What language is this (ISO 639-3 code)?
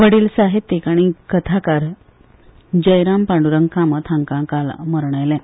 kok